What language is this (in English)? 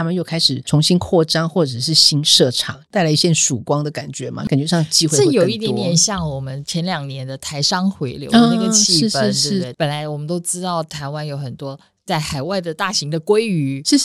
Chinese